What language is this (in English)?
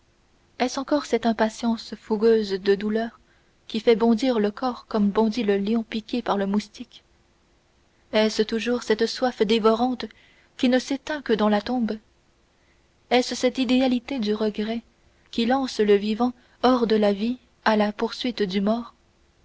French